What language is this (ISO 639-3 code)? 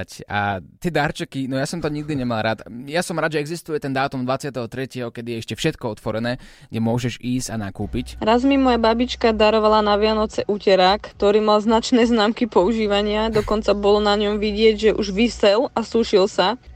slk